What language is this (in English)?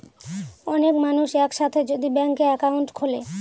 Bangla